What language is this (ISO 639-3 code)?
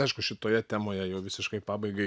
lit